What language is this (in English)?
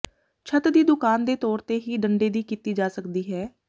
Punjabi